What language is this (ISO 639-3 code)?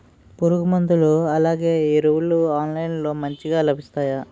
tel